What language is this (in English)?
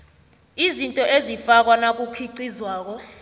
South Ndebele